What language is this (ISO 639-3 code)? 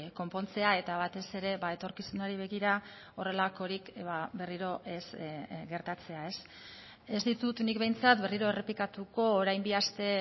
eus